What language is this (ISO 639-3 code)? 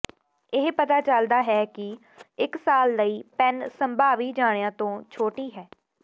pan